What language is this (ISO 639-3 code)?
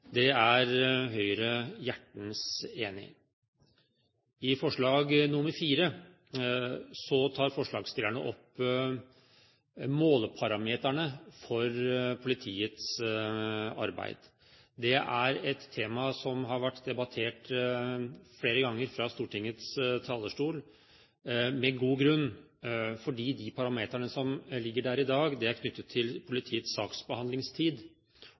nob